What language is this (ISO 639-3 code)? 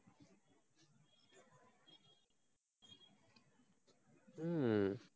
tam